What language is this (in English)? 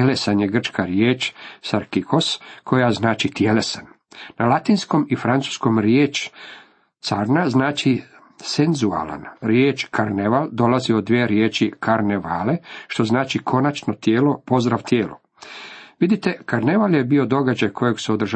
Croatian